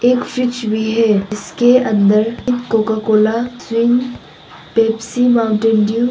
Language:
Hindi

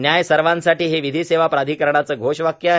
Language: Marathi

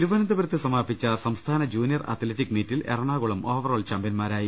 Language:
Malayalam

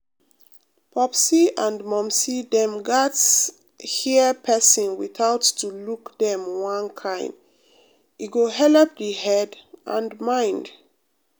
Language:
Nigerian Pidgin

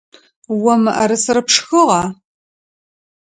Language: Adyghe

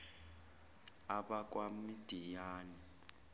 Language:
Zulu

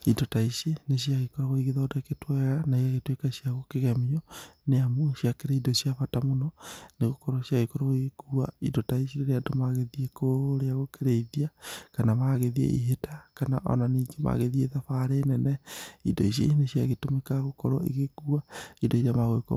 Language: Kikuyu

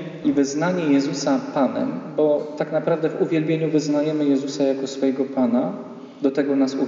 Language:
Polish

